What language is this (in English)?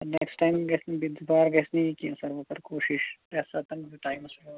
Kashmiri